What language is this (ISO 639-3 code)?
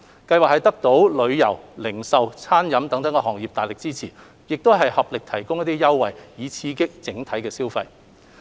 yue